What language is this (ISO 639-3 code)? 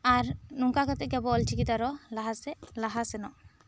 sat